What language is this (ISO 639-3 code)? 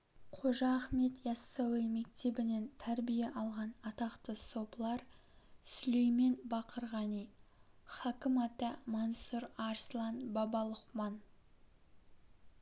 kaz